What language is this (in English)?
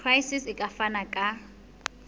Southern Sotho